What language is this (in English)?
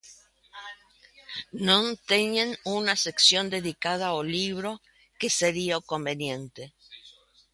Galician